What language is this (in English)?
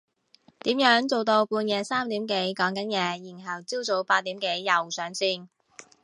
Cantonese